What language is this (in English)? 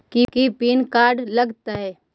Magahi